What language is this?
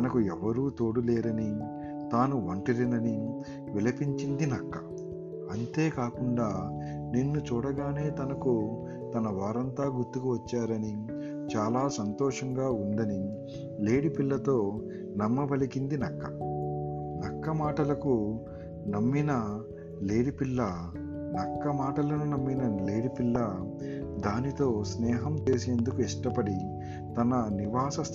Telugu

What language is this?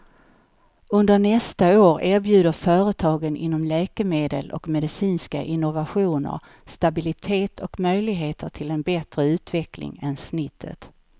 Swedish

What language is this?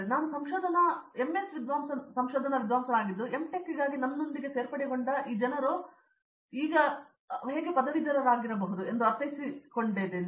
Kannada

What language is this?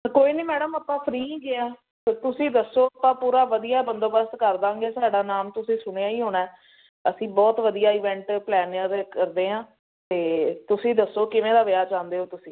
Punjabi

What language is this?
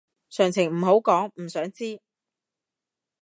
Cantonese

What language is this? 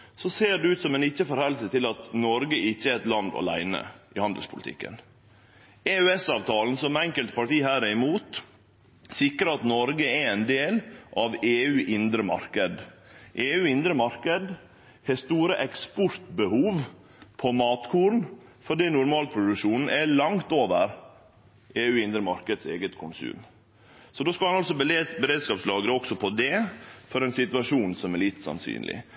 Norwegian Nynorsk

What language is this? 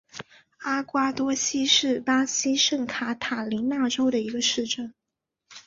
Chinese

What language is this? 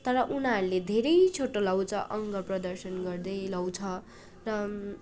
Nepali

